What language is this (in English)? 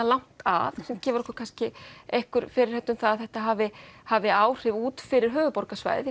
Icelandic